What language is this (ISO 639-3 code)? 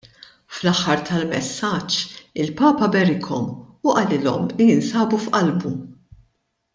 mlt